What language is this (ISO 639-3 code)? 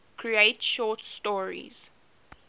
eng